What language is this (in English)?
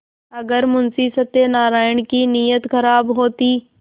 Hindi